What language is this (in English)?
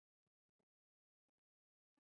Chinese